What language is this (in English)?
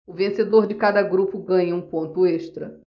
Portuguese